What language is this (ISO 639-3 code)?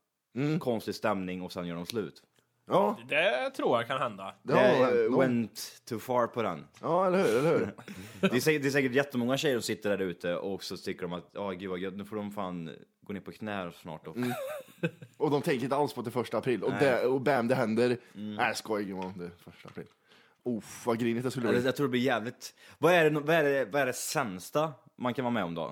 swe